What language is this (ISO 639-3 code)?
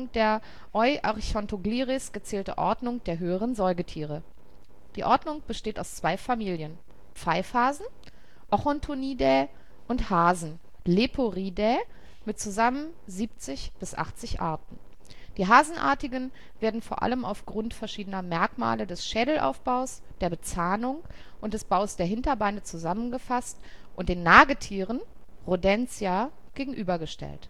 deu